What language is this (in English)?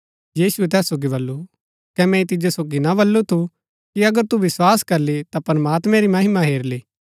Gaddi